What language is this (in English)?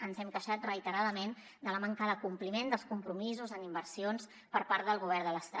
Catalan